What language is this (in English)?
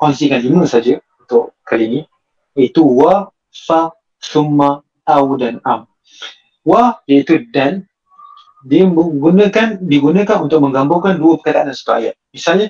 Malay